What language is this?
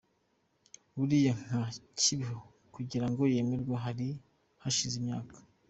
Kinyarwanda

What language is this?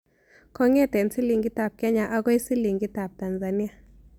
Kalenjin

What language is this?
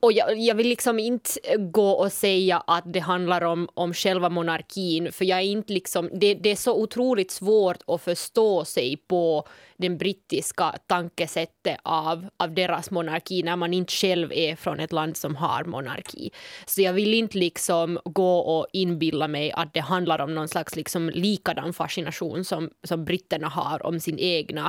Swedish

